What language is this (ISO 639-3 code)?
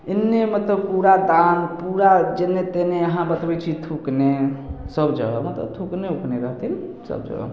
mai